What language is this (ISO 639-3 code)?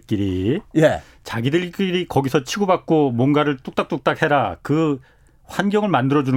kor